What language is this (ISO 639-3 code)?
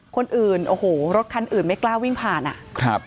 tha